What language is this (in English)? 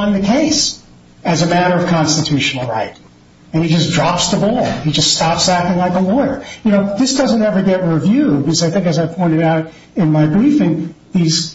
English